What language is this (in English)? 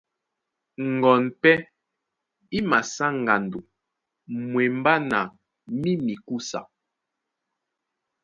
Duala